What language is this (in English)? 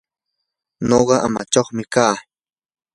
Yanahuanca Pasco Quechua